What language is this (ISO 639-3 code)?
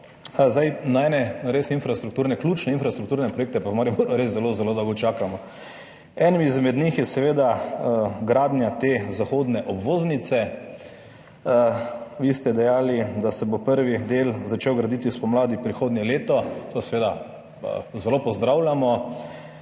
slv